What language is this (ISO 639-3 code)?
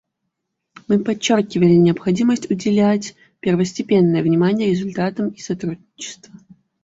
rus